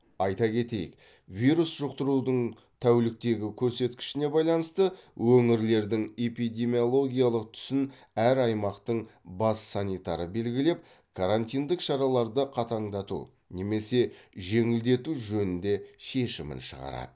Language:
Kazakh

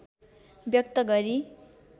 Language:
Nepali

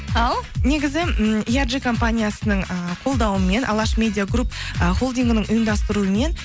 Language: Kazakh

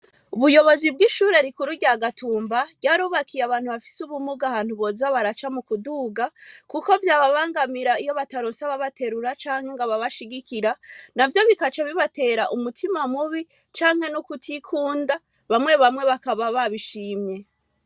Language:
Rundi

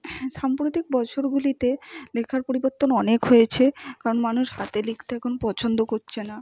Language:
Bangla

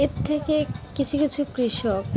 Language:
Bangla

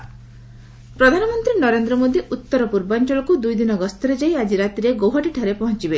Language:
Odia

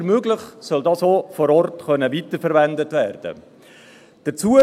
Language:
Swiss German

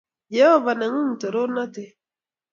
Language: Kalenjin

